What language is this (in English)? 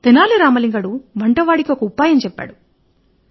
Telugu